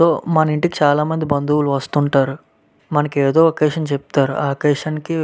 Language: Telugu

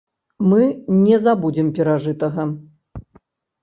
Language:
Belarusian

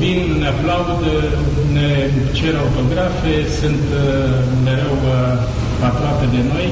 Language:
Romanian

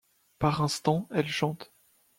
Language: French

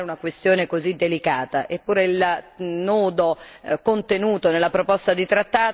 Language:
Italian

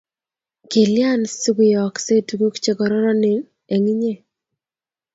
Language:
Kalenjin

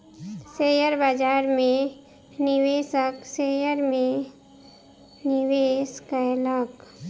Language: Maithili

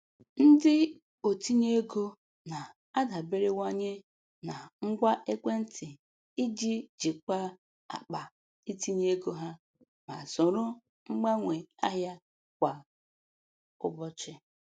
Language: Igbo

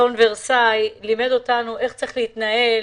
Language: Hebrew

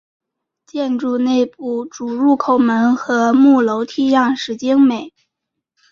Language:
Chinese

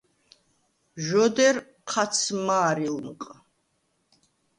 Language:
Svan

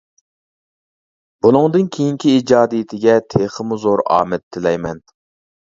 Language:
Uyghur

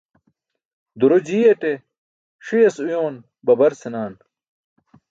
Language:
Burushaski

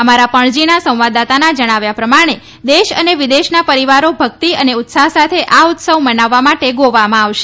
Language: Gujarati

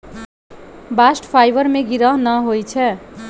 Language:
Magahi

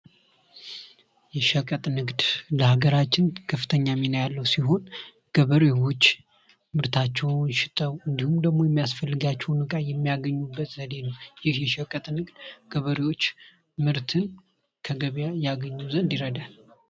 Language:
Amharic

